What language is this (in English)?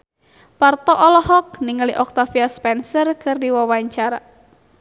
Sundanese